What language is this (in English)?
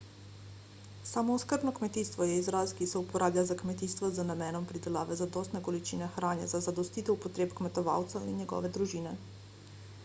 Slovenian